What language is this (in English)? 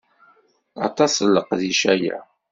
Kabyle